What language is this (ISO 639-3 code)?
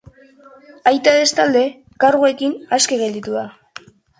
eus